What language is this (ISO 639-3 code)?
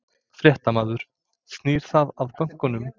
isl